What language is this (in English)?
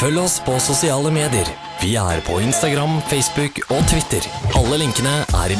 Norwegian